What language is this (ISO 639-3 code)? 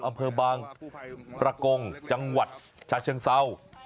tha